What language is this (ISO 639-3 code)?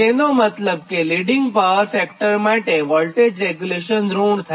guj